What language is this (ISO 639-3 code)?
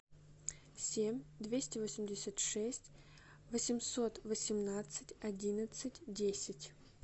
rus